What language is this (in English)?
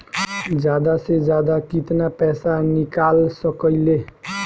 Bhojpuri